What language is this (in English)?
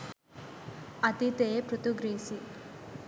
Sinhala